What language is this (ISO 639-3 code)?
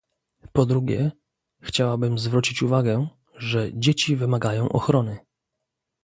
pol